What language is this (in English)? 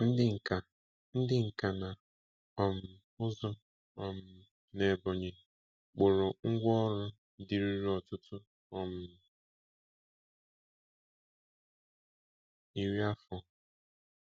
Igbo